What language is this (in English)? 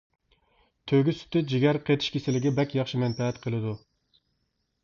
Uyghur